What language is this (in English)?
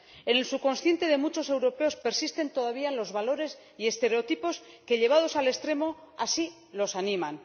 Spanish